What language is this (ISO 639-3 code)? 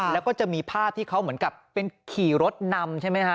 tha